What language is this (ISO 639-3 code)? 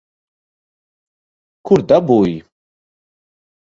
lav